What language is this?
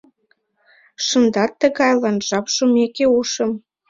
Mari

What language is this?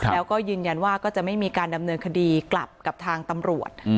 Thai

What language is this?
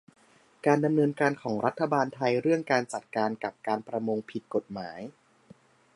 Thai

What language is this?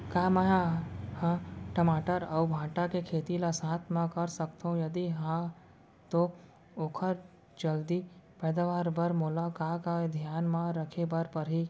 Chhattisgarhi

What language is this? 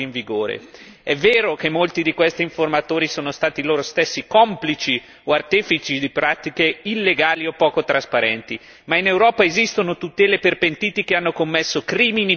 Italian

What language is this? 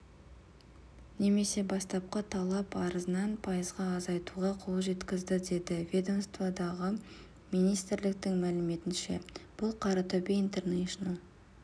Kazakh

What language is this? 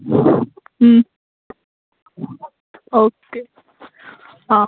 Assamese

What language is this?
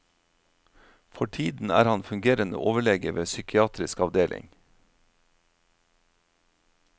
Norwegian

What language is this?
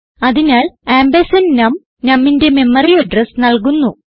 Malayalam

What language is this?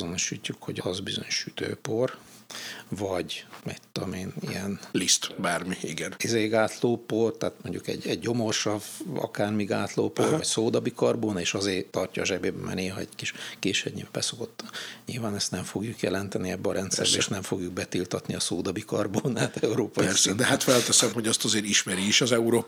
Hungarian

